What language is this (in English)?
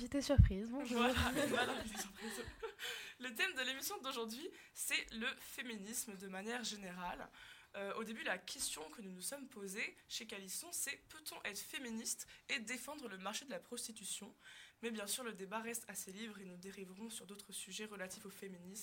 French